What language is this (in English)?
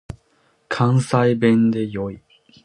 Japanese